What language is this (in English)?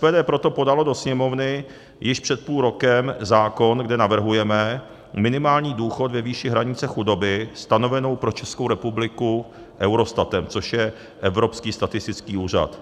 Czech